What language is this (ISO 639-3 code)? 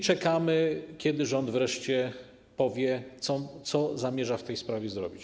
pol